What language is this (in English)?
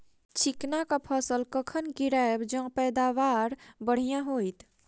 Maithili